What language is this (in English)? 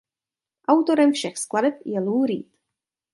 Czech